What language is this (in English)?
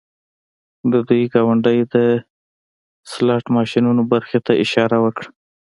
Pashto